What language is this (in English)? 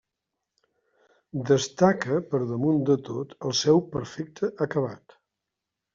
Catalan